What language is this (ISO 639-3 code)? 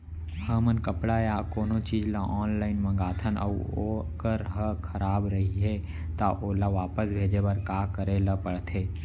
hne